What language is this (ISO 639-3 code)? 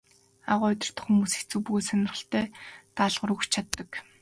mon